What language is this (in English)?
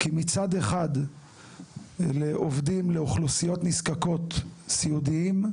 Hebrew